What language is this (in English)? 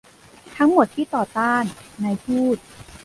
Thai